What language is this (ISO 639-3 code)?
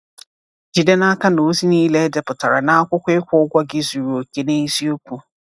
ibo